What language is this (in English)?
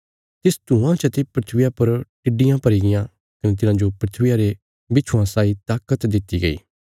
Bilaspuri